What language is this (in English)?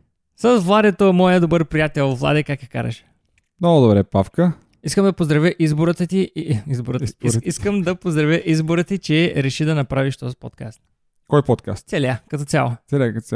Bulgarian